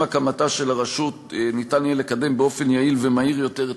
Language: Hebrew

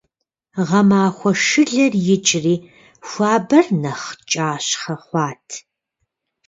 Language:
Kabardian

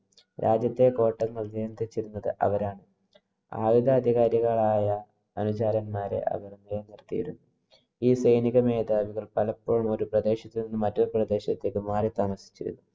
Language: Malayalam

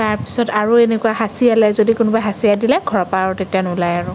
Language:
Assamese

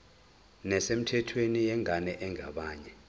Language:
Zulu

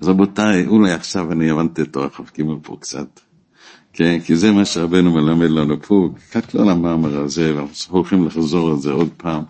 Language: Hebrew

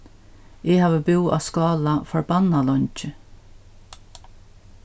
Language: Faroese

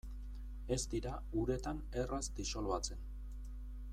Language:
Basque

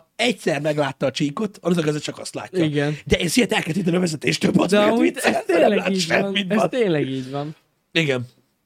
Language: Hungarian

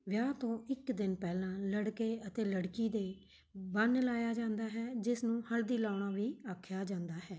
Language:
Punjabi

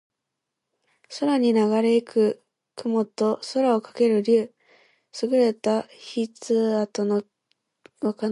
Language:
Japanese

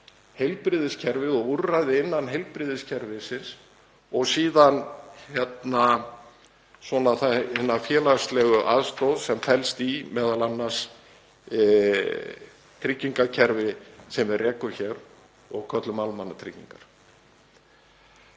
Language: Icelandic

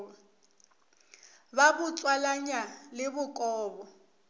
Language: Northern Sotho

